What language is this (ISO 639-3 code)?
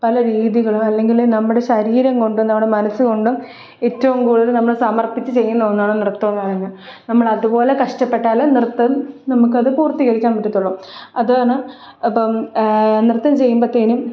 mal